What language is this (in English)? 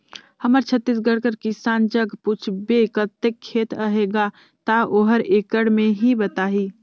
Chhattisgarhi